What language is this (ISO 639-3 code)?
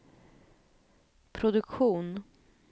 swe